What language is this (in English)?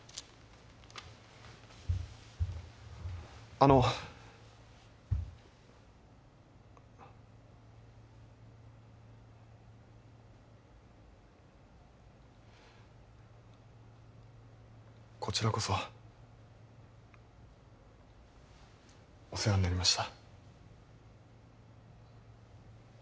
Japanese